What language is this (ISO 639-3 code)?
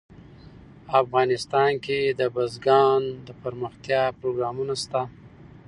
pus